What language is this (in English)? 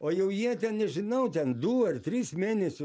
Lithuanian